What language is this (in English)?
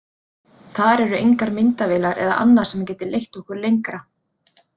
Icelandic